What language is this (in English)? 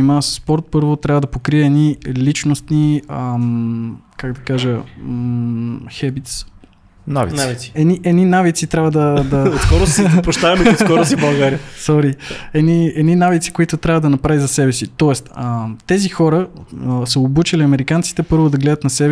Bulgarian